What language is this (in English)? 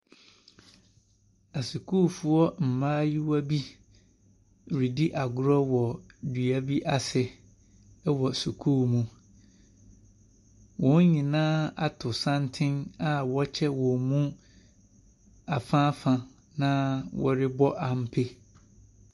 Akan